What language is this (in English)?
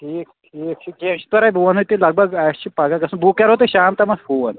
Kashmiri